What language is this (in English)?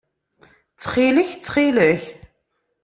Kabyle